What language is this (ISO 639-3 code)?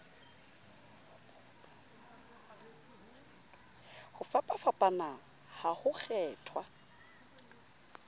sot